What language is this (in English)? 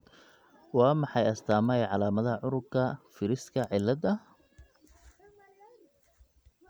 Somali